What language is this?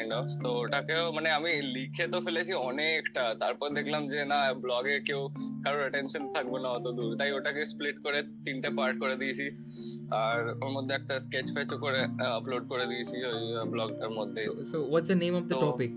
Bangla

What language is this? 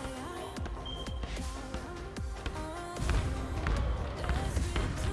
Korean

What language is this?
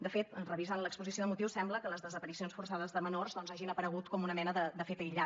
Catalan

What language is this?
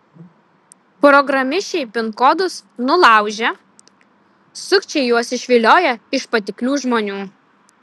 Lithuanian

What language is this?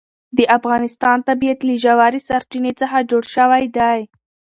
Pashto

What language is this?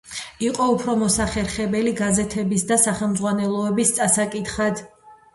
Georgian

